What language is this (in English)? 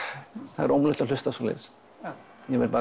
Icelandic